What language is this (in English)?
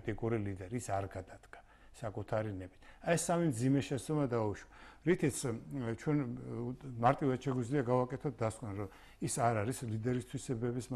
Turkish